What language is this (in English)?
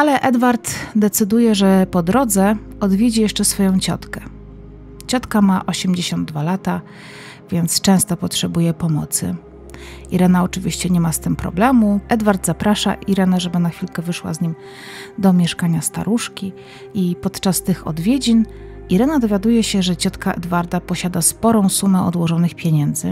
Polish